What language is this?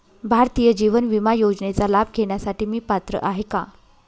Marathi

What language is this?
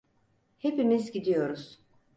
Turkish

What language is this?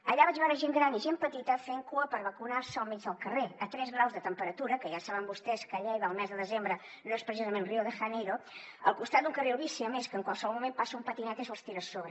Catalan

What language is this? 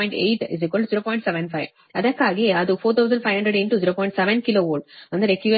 Kannada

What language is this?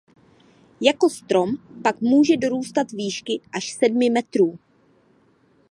Czech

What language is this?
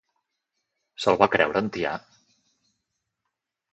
Catalan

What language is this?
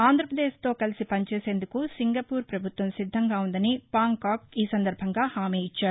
Telugu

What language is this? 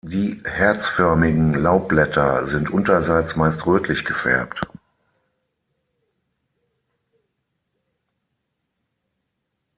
German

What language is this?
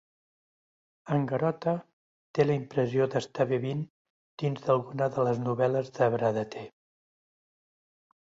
Catalan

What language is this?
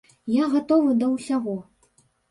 Belarusian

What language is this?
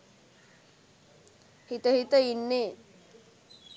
Sinhala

